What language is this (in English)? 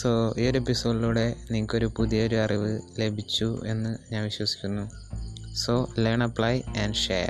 Malayalam